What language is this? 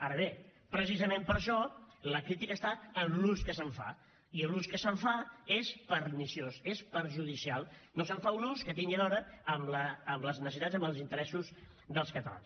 Catalan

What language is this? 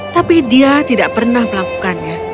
Indonesian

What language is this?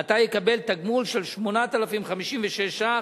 Hebrew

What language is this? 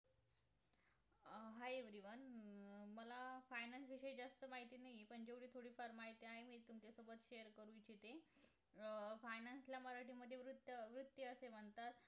Marathi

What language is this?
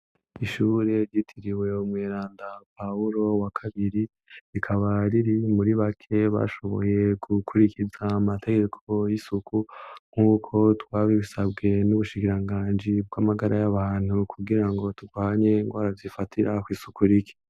Rundi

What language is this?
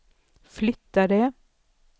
Swedish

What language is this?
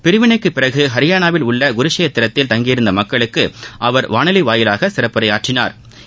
Tamil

